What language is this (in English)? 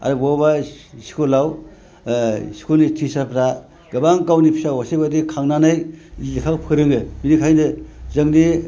Bodo